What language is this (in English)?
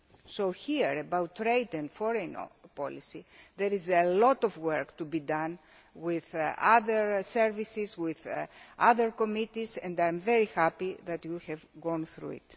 English